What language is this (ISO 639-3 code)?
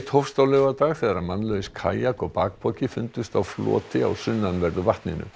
isl